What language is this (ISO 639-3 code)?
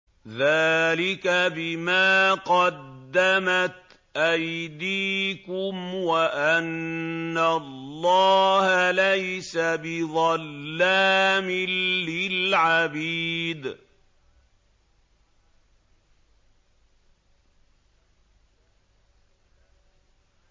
ara